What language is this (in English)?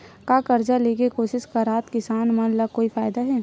Chhattisgarhi